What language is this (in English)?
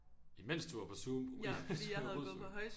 Danish